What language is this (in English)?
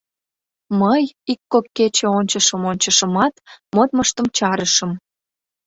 Mari